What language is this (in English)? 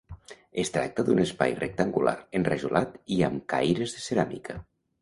Catalan